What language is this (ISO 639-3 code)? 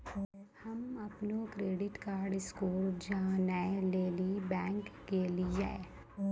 mai